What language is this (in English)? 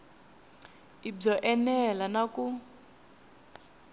Tsonga